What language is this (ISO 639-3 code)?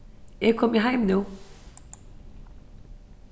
fao